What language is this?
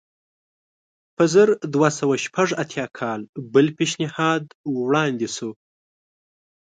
Pashto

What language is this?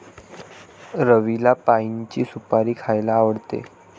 Marathi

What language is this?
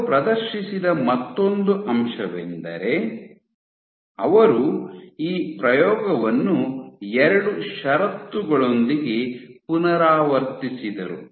Kannada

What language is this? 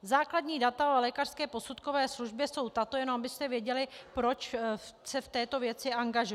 Czech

